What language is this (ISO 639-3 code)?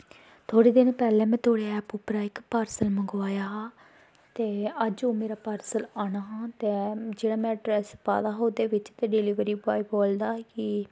doi